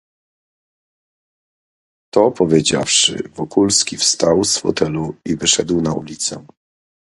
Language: Polish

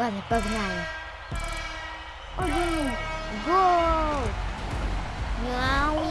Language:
Russian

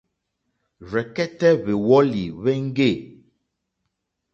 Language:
Mokpwe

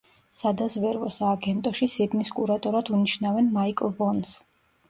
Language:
Georgian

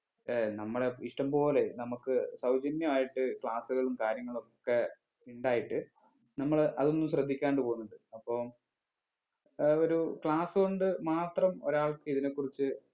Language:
Malayalam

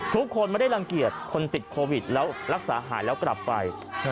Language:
Thai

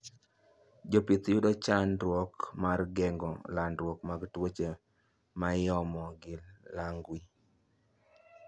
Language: Luo (Kenya and Tanzania)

